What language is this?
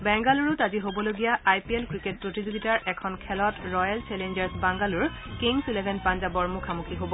Assamese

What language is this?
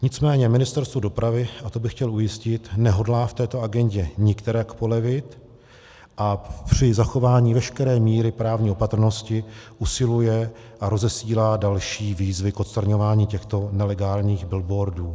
Czech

